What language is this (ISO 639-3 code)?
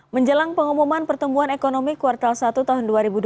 ind